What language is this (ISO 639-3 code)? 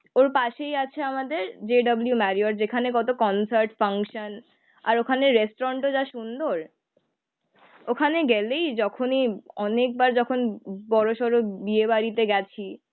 ben